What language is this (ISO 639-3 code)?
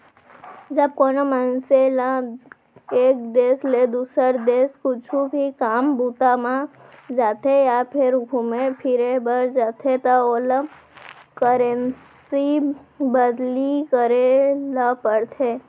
hne